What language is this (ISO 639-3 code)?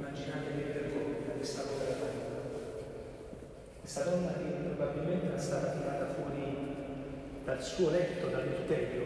ita